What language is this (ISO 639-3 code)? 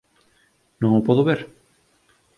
glg